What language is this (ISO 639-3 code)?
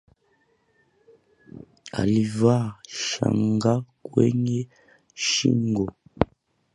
swa